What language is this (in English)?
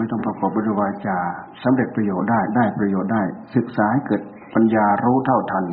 Thai